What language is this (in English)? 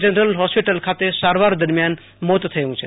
Gujarati